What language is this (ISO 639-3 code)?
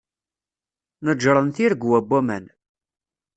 kab